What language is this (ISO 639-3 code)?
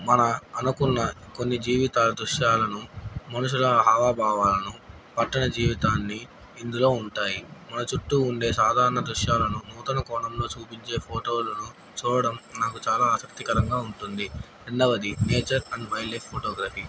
tel